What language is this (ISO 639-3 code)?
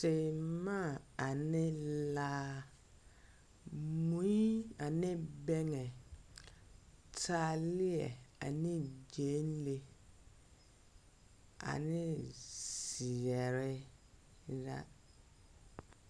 dga